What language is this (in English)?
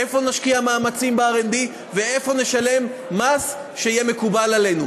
Hebrew